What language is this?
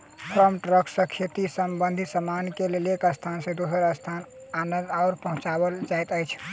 Maithili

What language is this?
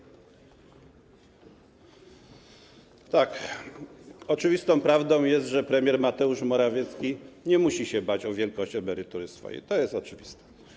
Polish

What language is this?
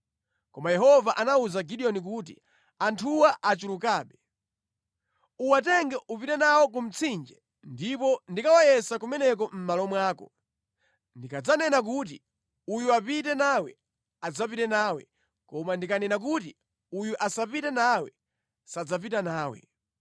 Nyanja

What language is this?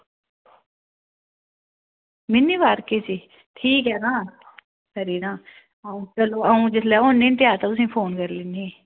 Dogri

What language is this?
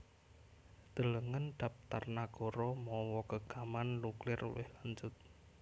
Javanese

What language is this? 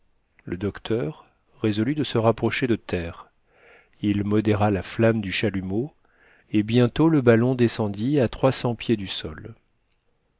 French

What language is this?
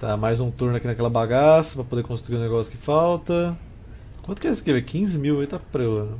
Portuguese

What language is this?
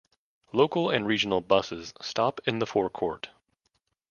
English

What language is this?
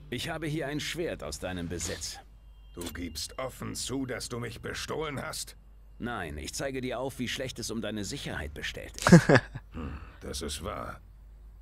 German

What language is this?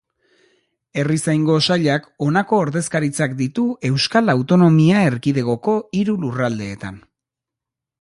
Basque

